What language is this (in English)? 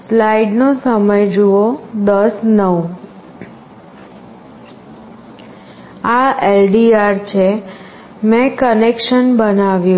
Gujarati